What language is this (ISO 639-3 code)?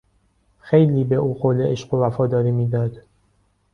fas